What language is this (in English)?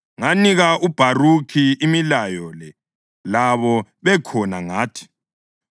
North Ndebele